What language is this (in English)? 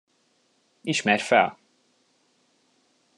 Hungarian